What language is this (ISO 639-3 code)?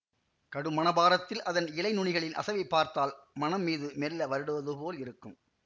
tam